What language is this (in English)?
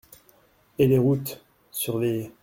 French